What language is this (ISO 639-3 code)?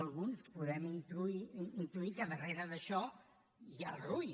cat